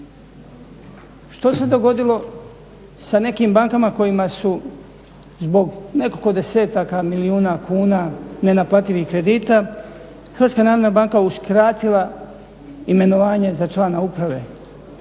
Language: Croatian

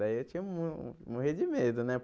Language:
Portuguese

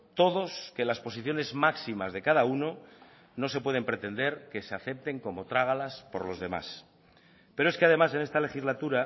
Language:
Spanish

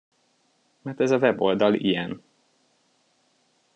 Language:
Hungarian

